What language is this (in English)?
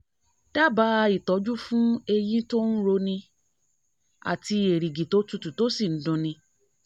Yoruba